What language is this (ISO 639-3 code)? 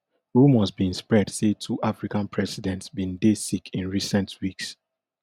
pcm